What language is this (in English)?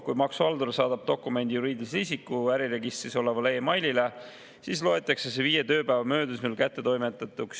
Estonian